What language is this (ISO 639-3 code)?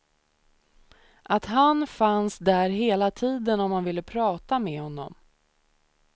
swe